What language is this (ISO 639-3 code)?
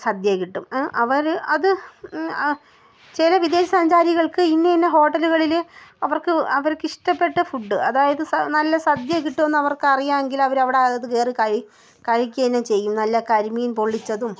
mal